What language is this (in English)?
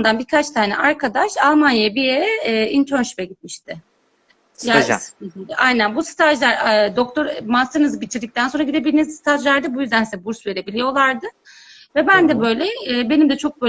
Turkish